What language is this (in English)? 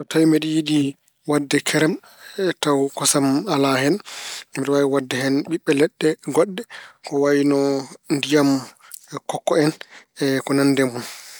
Fula